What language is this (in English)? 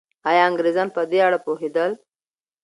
Pashto